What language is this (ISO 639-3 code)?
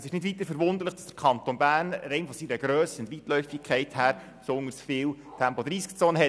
gsw